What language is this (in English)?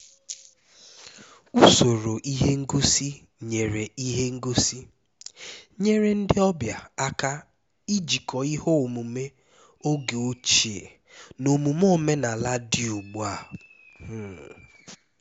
Igbo